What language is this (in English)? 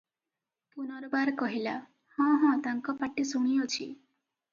Odia